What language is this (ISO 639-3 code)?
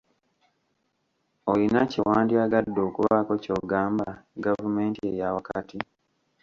lug